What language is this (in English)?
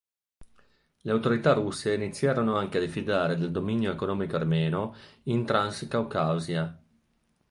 Italian